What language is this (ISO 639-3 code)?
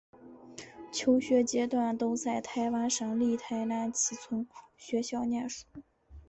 zho